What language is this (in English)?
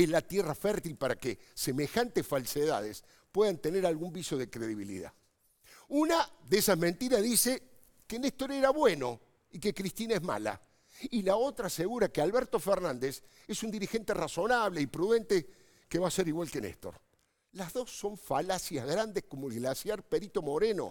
Spanish